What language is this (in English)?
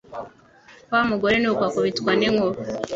Kinyarwanda